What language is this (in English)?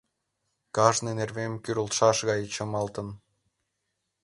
Mari